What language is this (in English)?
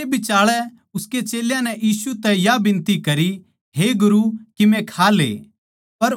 Haryanvi